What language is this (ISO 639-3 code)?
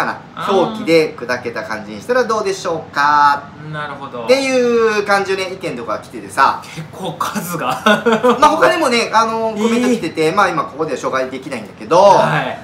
jpn